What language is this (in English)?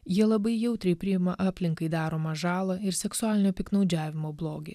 Lithuanian